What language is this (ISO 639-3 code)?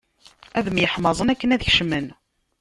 kab